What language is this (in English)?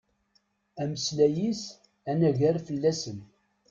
Kabyle